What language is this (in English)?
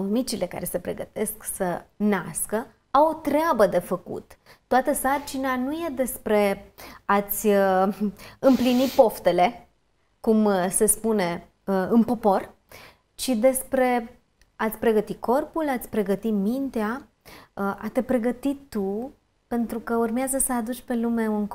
Romanian